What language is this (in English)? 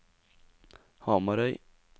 Norwegian